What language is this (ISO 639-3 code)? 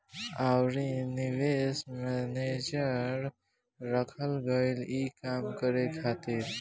bho